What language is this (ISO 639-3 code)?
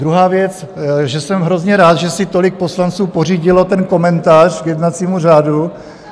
ces